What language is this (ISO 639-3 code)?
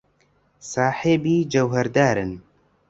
ckb